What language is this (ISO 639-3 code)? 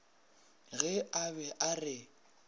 nso